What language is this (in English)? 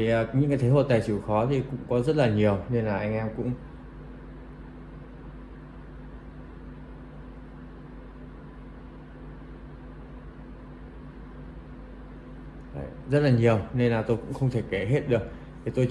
Vietnamese